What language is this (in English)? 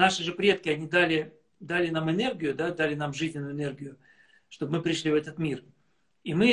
Russian